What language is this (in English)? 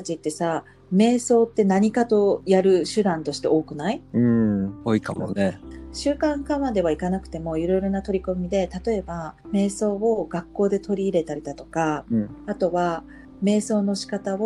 Japanese